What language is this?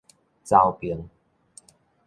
Min Nan Chinese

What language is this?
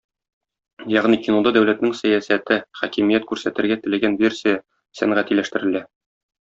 Tatar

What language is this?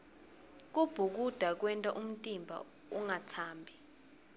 Swati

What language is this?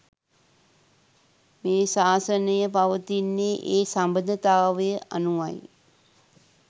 Sinhala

